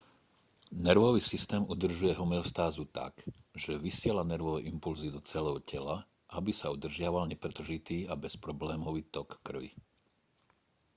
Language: Slovak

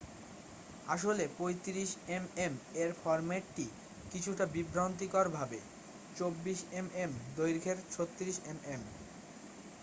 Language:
Bangla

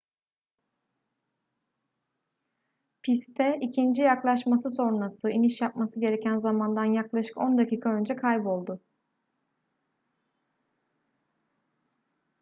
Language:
Turkish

